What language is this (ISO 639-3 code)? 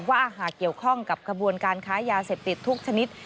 tha